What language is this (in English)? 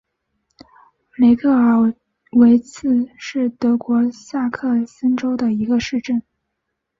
Chinese